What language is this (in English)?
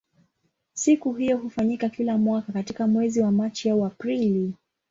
Swahili